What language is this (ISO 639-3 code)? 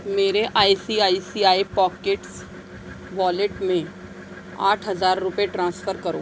urd